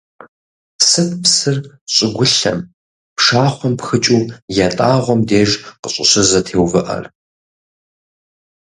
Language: Kabardian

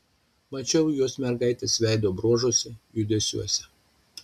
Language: Lithuanian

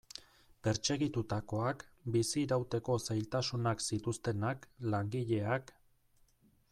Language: Basque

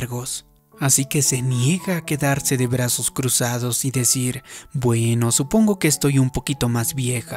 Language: Spanish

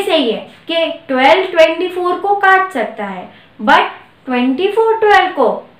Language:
Hindi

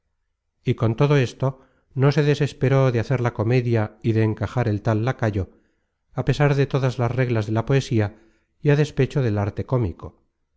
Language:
Spanish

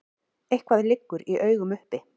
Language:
Icelandic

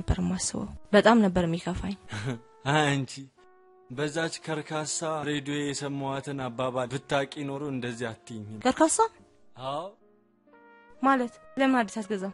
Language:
Turkish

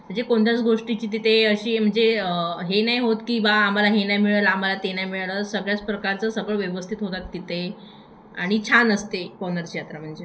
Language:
Marathi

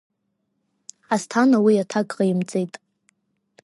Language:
Abkhazian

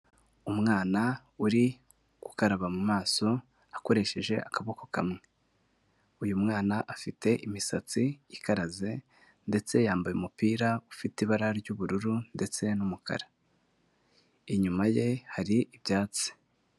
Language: Kinyarwanda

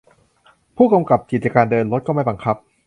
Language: Thai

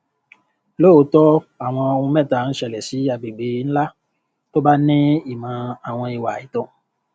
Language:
Yoruba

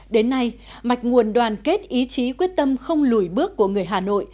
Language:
Vietnamese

